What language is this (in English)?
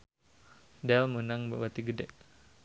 Sundanese